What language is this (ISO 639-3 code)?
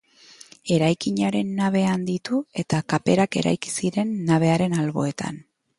eus